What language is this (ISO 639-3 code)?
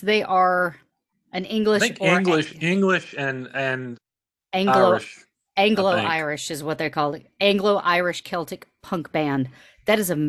eng